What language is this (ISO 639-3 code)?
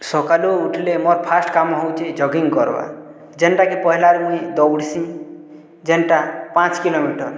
ori